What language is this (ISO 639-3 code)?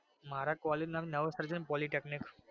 guj